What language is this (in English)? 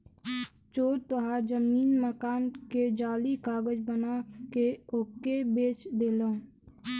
Bhojpuri